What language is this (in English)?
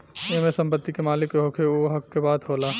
Bhojpuri